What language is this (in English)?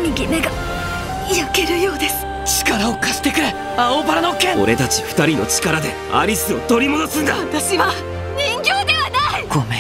Japanese